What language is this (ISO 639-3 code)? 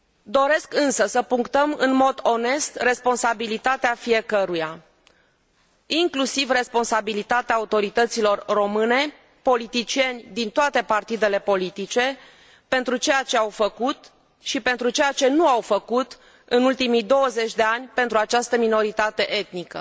ron